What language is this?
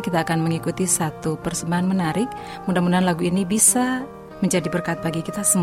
Indonesian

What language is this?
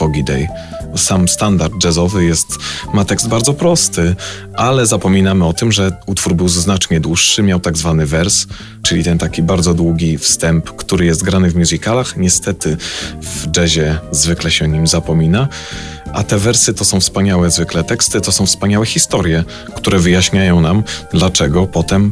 Polish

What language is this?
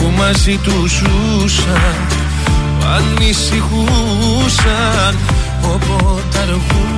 Greek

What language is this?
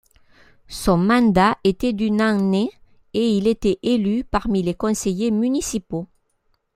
French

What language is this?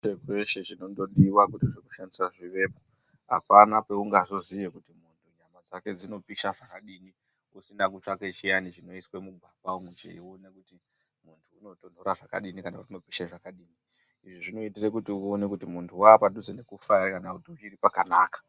Ndau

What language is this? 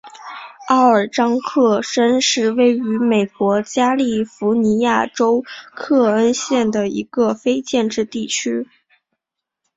Chinese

